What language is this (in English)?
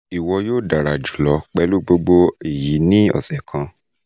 Yoruba